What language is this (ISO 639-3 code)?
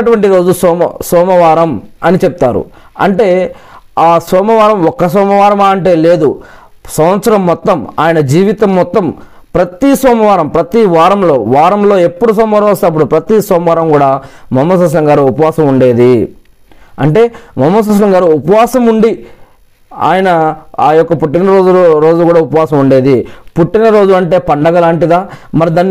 tel